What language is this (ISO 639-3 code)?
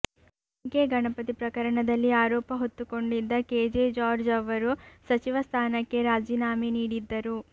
kan